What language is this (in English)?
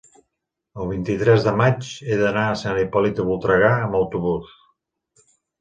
Catalan